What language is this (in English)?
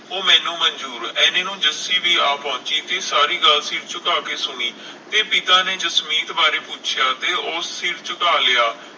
Punjabi